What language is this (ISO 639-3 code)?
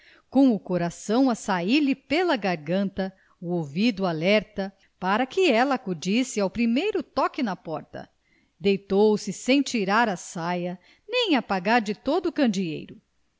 por